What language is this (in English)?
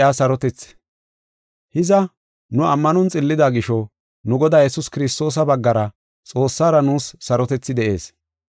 Gofa